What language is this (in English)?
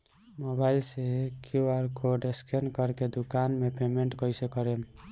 Bhojpuri